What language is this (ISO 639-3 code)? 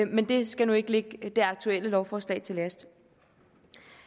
dan